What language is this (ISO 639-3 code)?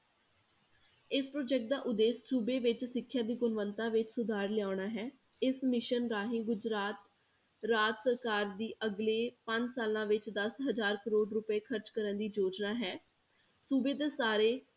pan